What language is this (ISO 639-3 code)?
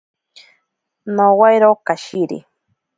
prq